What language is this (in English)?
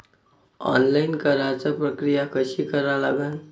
Marathi